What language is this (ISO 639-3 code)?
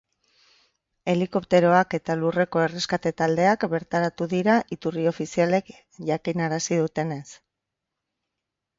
eus